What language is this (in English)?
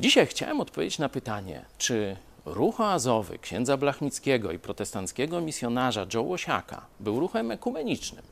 Polish